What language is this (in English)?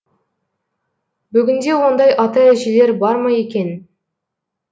Kazakh